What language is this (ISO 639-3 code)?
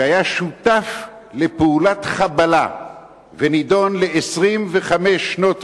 heb